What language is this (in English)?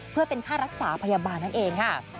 Thai